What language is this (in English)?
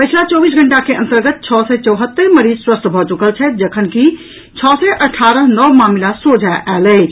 Maithili